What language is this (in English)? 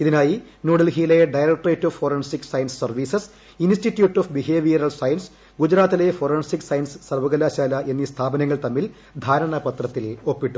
Malayalam